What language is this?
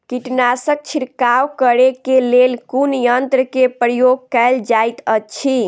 Maithili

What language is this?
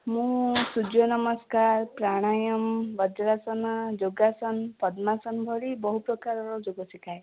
Odia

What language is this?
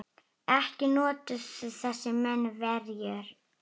Icelandic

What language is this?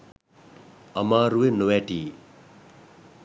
Sinhala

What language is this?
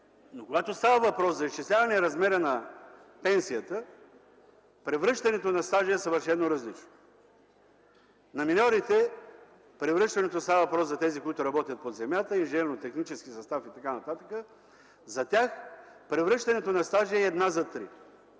Bulgarian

